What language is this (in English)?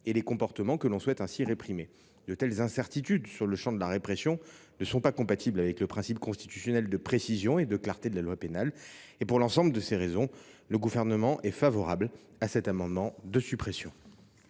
French